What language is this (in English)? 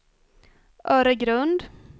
Swedish